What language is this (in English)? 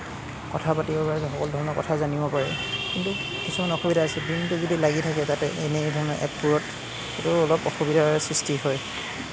Assamese